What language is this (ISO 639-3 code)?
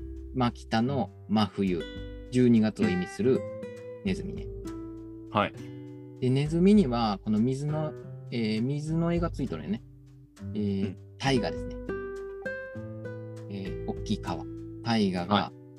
jpn